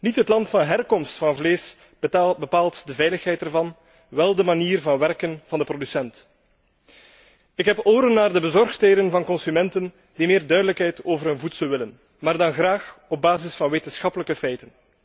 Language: Dutch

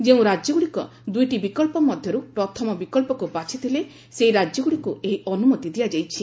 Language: Odia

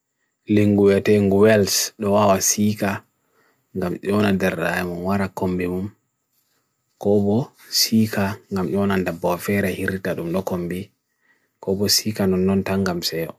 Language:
Bagirmi Fulfulde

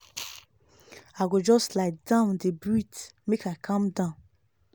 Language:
Nigerian Pidgin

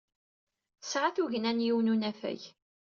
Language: Kabyle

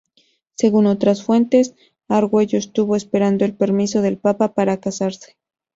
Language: Spanish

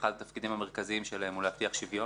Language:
Hebrew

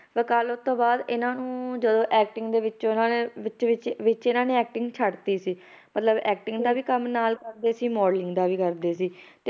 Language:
Punjabi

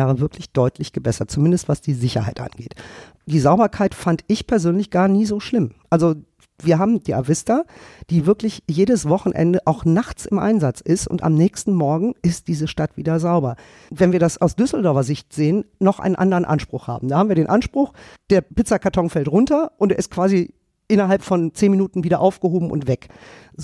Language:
German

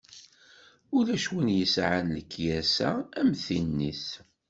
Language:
Kabyle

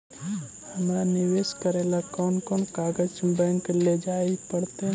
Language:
Magahi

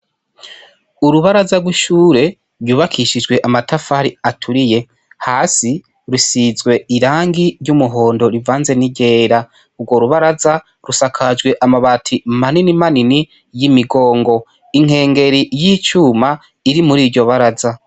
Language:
Rundi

